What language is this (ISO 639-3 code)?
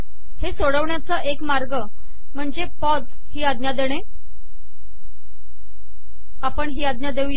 mar